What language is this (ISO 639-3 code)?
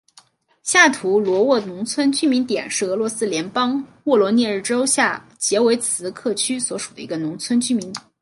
zho